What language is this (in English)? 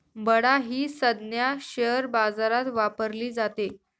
Marathi